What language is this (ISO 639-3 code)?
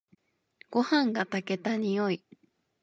jpn